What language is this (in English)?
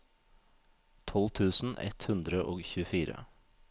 Norwegian